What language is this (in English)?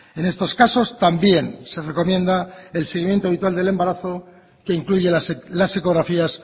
Spanish